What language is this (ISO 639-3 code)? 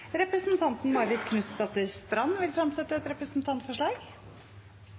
nno